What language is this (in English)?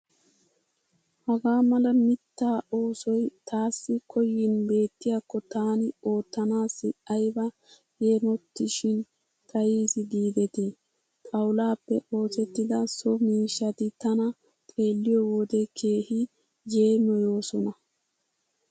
Wolaytta